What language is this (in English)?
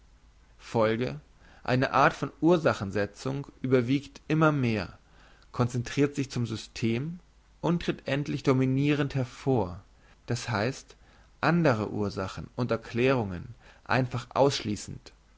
German